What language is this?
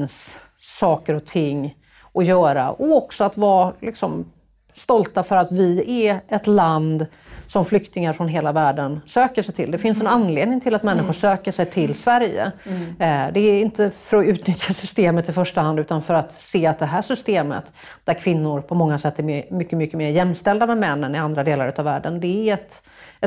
Swedish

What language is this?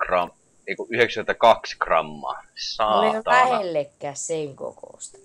Finnish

